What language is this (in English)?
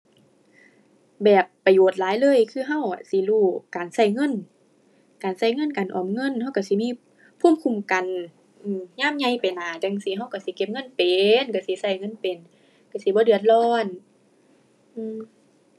Thai